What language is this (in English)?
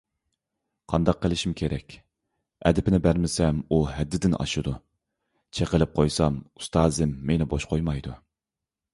Uyghur